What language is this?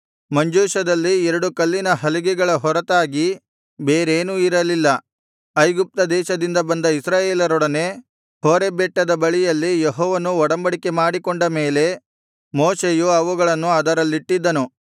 Kannada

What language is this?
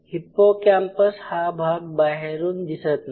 Marathi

